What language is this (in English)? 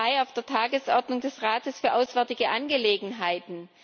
German